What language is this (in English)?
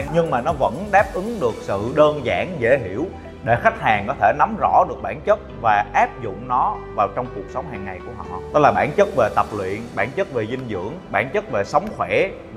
Vietnamese